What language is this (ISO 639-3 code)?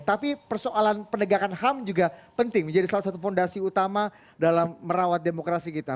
ind